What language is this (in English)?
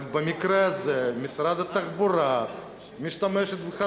Hebrew